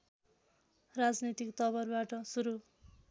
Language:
Nepali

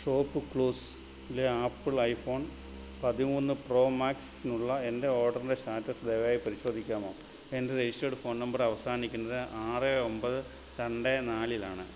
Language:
Malayalam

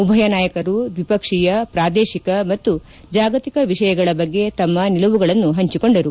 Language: Kannada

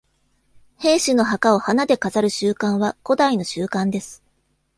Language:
Japanese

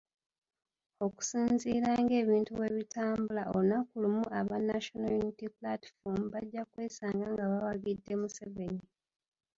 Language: Ganda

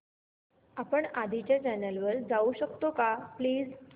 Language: Marathi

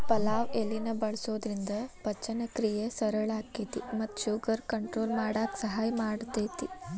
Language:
Kannada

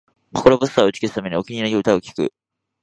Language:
Japanese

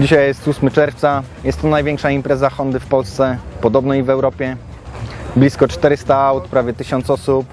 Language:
Polish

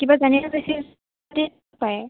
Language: Assamese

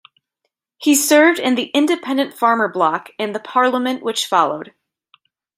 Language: English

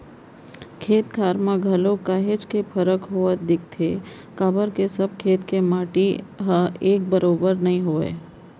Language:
Chhattisgarhi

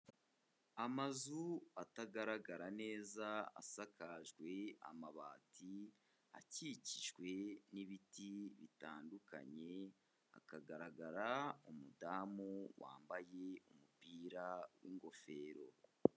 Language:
Kinyarwanda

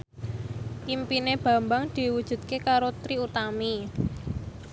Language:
Javanese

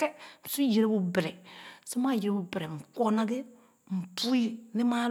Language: Khana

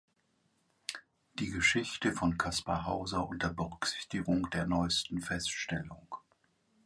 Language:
German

